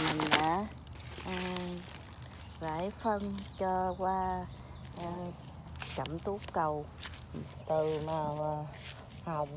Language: Vietnamese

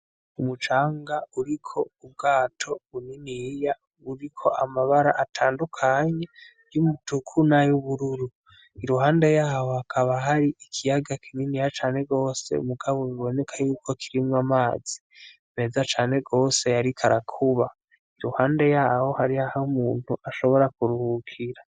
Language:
Rundi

